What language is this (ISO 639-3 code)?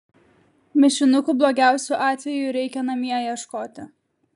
lit